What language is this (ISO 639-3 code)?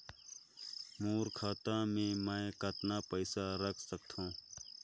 hne